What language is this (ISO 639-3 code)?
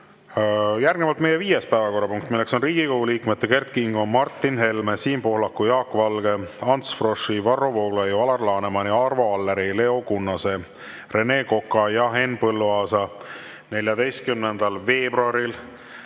est